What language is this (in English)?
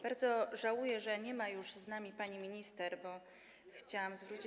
Polish